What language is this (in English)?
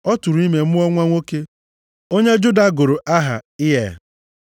Igbo